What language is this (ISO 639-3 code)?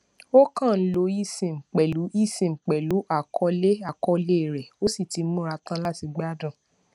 yor